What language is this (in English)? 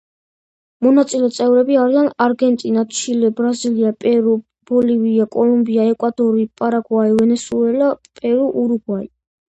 Georgian